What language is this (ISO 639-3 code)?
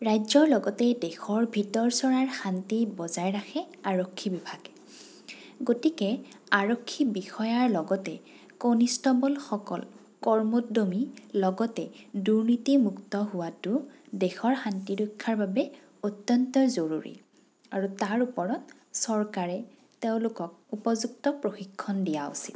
asm